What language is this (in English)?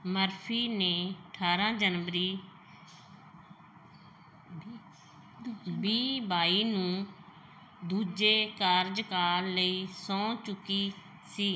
Punjabi